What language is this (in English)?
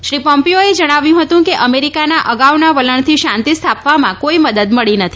Gujarati